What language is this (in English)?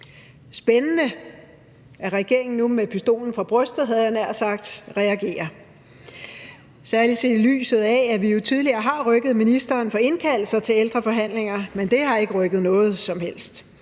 Danish